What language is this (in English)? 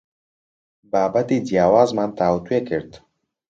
Central Kurdish